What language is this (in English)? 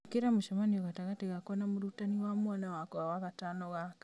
Kikuyu